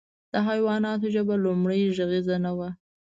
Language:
Pashto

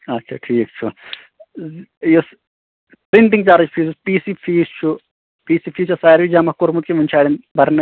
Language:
Kashmiri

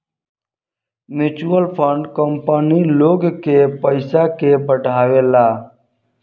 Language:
Bhojpuri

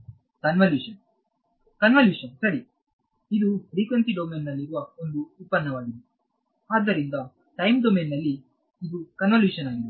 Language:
Kannada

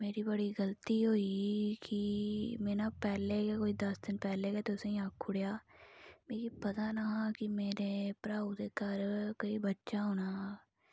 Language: Dogri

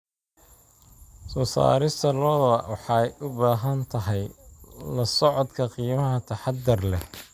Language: Somali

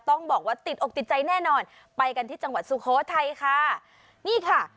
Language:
Thai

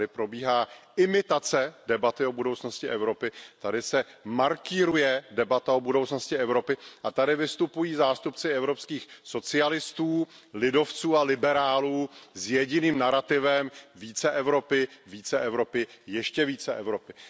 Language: Czech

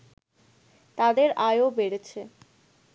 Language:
Bangla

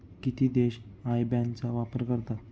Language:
Marathi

